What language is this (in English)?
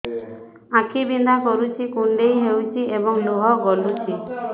Odia